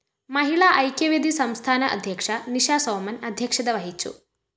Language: Malayalam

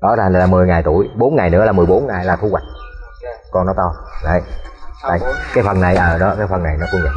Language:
Vietnamese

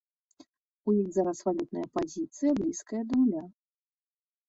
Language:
Belarusian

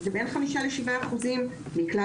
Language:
Hebrew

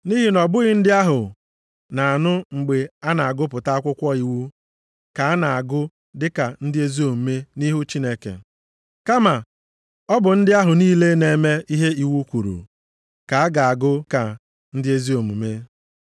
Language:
Igbo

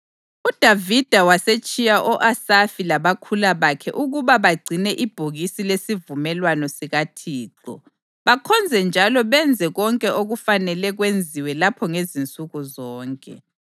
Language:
North Ndebele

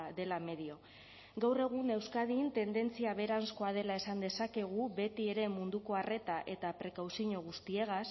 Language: Basque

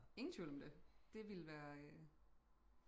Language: Danish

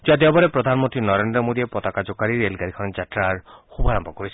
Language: Assamese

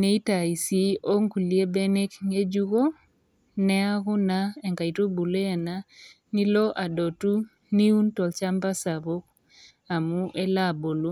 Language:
Masai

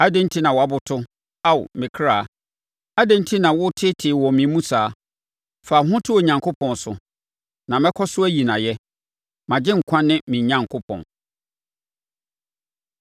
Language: Akan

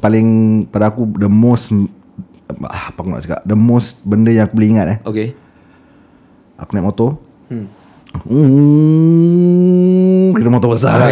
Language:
Malay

